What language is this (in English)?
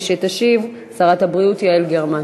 Hebrew